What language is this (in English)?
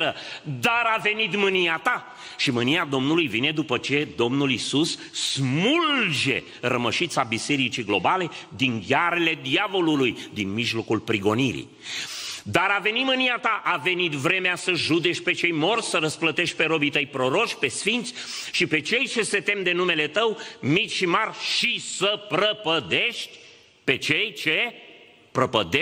Romanian